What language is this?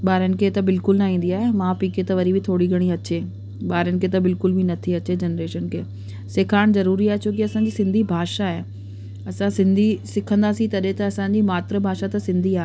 Sindhi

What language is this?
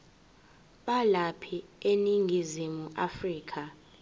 Zulu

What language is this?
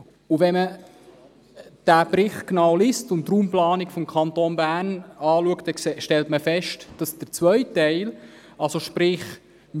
Swiss German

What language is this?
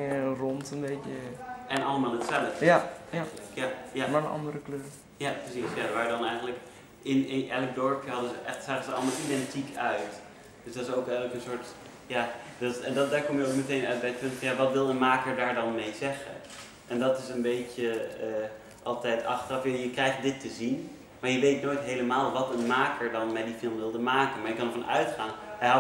Dutch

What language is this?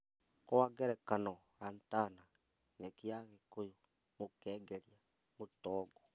Kikuyu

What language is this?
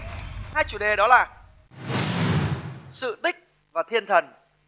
Vietnamese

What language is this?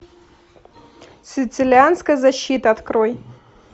Russian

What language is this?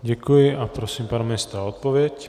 Czech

